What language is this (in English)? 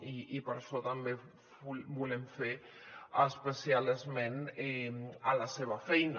Catalan